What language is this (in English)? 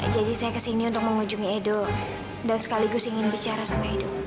Indonesian